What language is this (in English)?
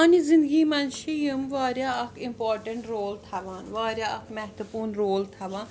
Kashmiri